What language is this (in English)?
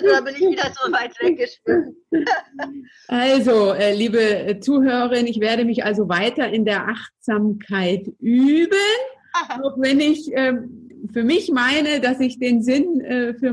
German